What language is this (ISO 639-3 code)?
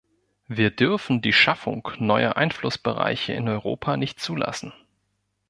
deu